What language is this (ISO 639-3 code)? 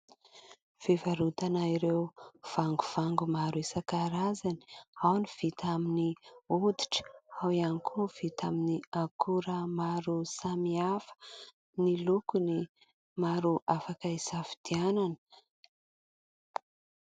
mlg